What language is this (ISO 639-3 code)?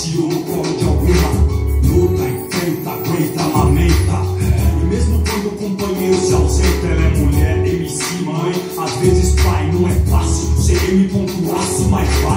ron